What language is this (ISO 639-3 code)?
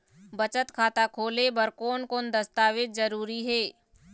hne